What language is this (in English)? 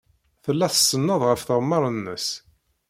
Kabyle